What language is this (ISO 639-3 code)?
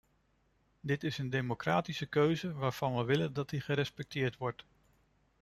nld